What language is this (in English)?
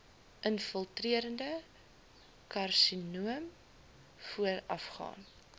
Afrikaans